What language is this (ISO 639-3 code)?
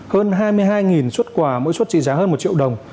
vie